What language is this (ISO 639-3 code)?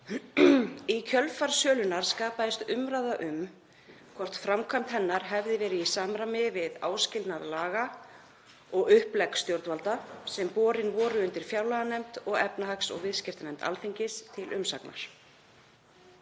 isl